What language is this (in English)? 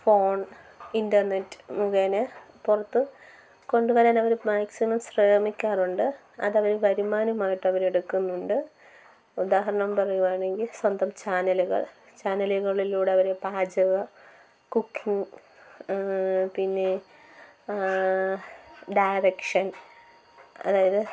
Malayalam